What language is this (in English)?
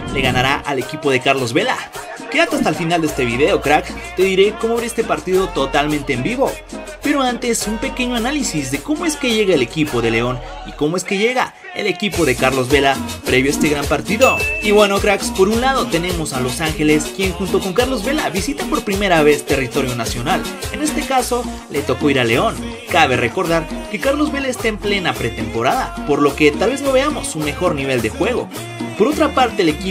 Spanish